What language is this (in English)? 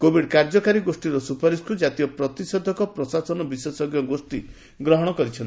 Odia